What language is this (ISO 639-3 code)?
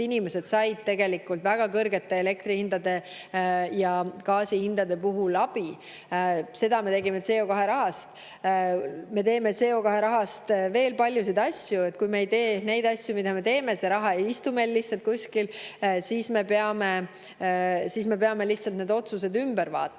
est